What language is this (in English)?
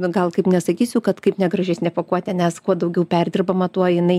Lithuanian